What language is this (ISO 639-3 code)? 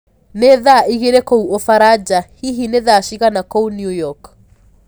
kik